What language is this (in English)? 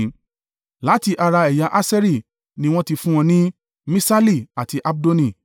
Yoruba